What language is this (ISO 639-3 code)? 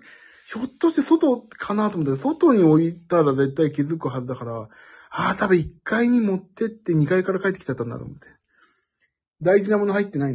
jpn